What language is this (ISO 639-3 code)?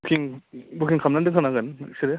brx